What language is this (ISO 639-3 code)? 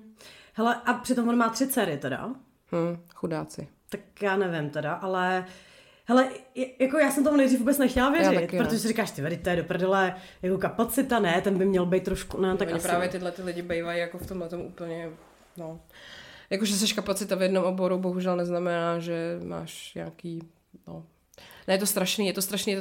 ces